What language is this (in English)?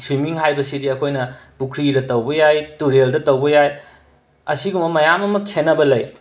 Manipuri